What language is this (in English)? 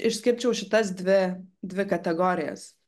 Lithuanian